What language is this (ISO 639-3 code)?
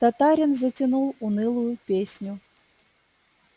rus